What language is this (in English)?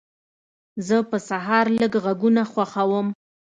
Pashto